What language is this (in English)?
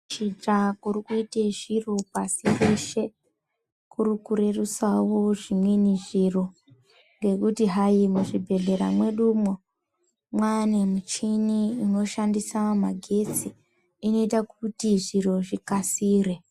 Ndau